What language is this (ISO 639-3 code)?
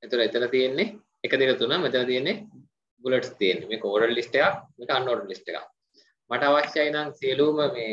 hin